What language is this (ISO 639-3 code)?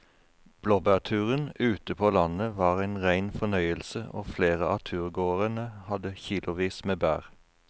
nor